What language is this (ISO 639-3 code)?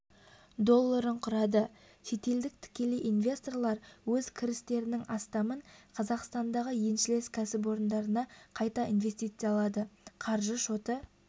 kaz